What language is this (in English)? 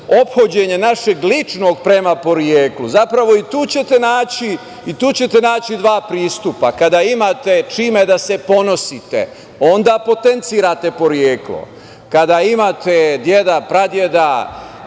Serbian